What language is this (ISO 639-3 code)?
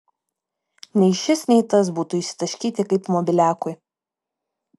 lit